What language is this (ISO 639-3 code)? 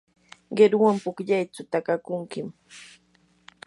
qur